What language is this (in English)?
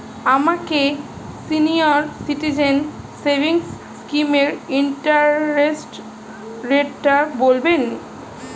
Bangla